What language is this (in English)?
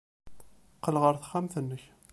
Kabyle